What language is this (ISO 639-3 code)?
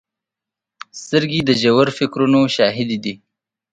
pus